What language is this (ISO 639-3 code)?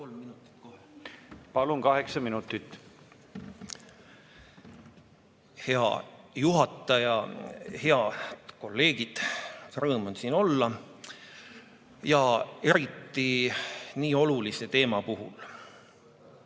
est